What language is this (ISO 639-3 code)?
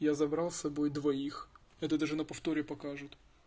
rus